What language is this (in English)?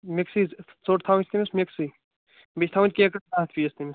Kashmiri